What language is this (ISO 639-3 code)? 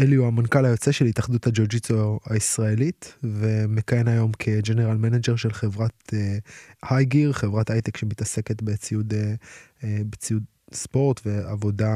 heb